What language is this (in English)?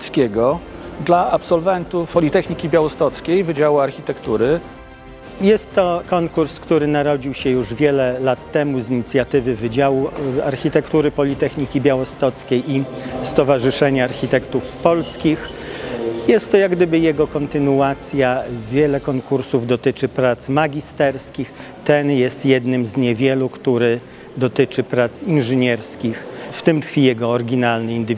Polish